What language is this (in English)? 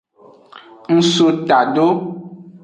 Aja (Benin)